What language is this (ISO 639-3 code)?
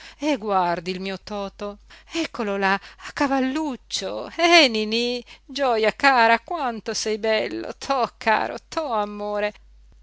ita